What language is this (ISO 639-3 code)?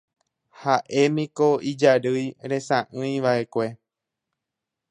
grn